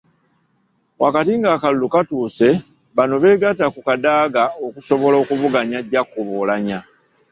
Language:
Ganda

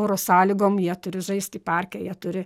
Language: Lithuanian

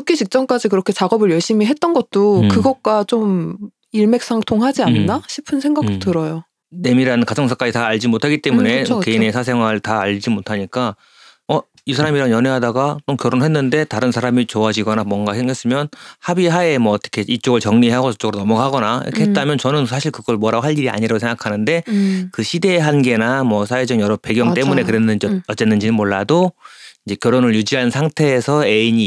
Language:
Korean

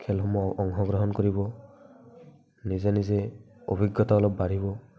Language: Assamese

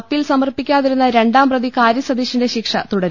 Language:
Malayalam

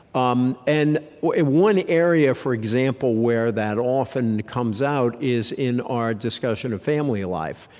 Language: English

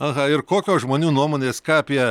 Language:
Lithuanian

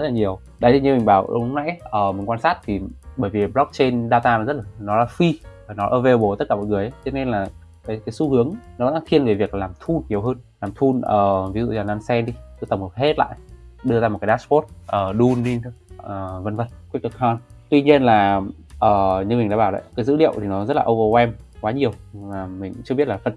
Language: Vietnamese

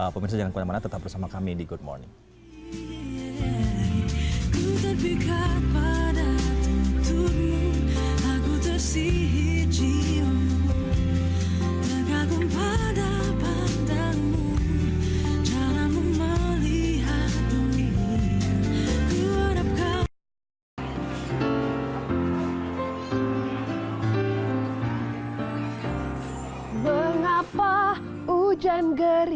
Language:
Indonesian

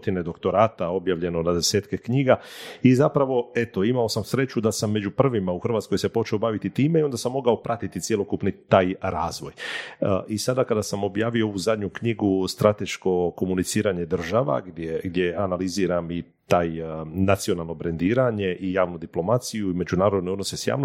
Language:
Croatian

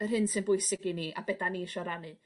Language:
Welsh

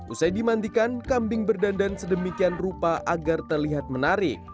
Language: Indonesian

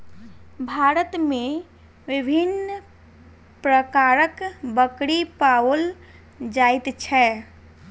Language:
Maithili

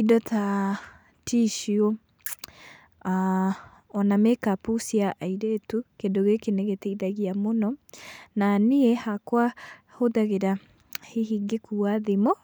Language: Kikuyu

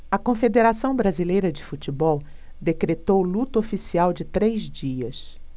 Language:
Portuguese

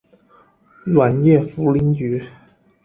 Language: Chinese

